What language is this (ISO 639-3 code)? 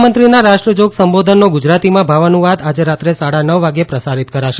guj